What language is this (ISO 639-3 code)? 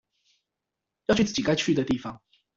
zho